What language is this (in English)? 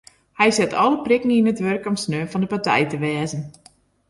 Western Frisian